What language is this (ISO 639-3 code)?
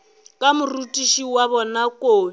nso